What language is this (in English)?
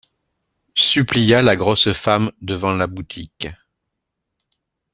French